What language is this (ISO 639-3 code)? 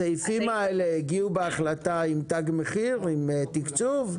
heb